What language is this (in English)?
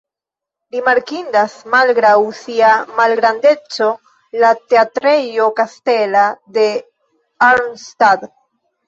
Esperanto